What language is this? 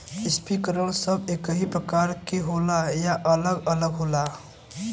Bhojpuri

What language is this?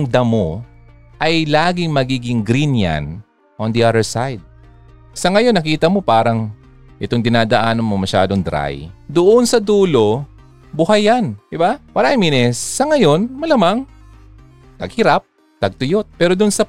Filipino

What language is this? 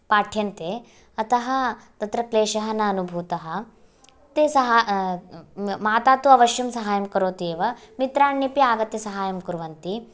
Sanskrit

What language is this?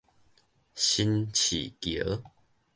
Min Nan Chinese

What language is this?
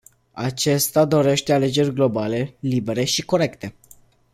Romanian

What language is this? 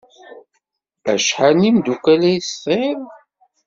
Kabyle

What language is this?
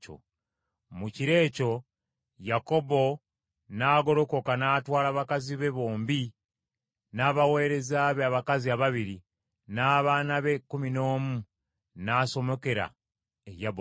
Ganda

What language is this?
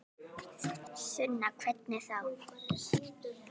Icelandic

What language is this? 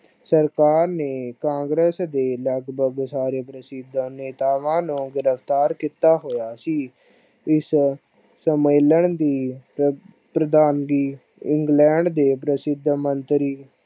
Punjabi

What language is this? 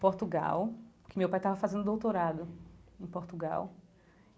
Portuguese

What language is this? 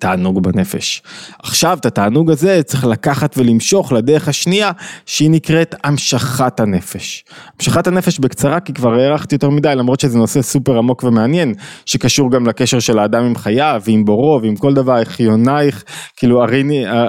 Hebrew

